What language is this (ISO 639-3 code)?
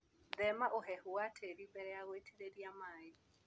kik